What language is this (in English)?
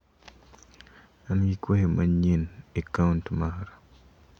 Luo (Kenya and Tanzania)